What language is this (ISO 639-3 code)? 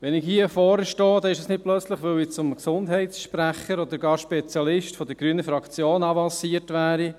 gsw